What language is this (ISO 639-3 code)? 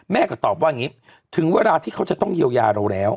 tha